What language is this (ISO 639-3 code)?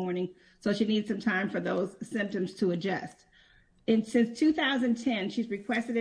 eng